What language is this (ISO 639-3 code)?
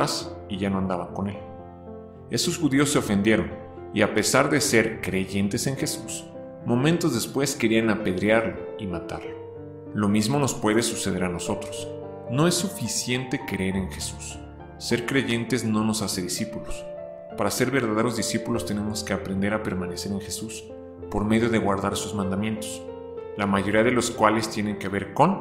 spa